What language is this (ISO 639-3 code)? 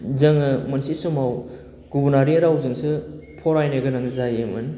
brx